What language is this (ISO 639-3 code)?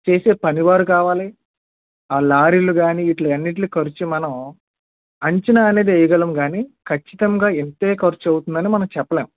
tel